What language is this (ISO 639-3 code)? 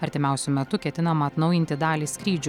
lit